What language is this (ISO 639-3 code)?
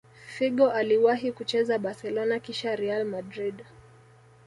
swa